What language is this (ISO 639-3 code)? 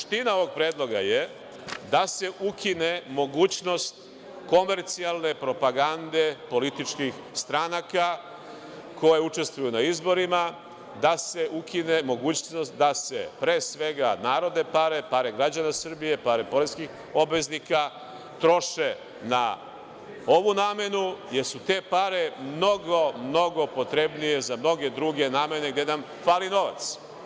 srp